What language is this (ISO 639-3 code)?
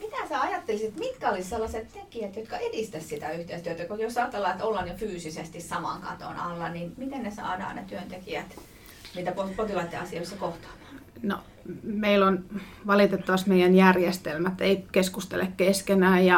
fin